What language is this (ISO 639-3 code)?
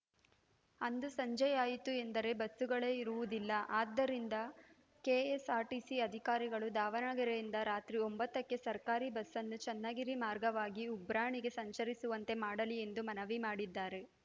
kan